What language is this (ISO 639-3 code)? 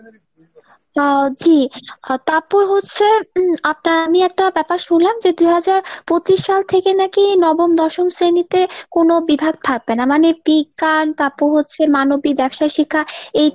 ben